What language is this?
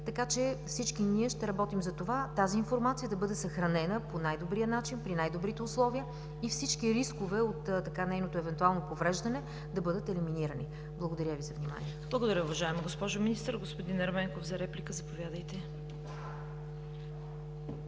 Bulgarian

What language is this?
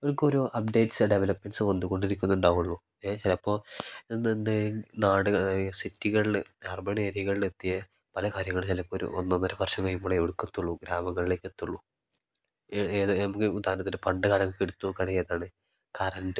Malayalam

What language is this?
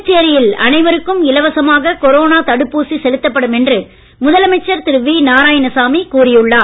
Tamil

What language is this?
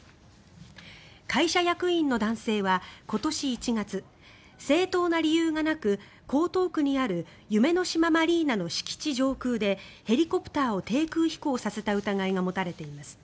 Japanese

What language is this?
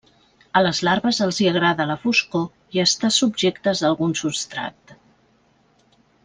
Catalan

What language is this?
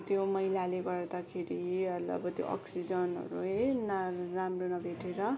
Nepali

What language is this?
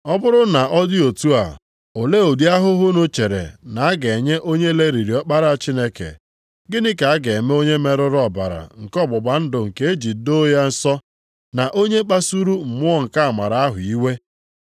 Igbo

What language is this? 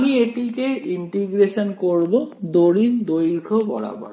Bangla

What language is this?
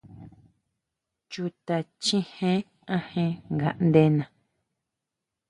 Huautla Mazatec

